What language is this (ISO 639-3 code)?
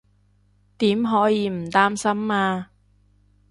yue